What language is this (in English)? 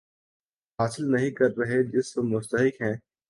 Urdu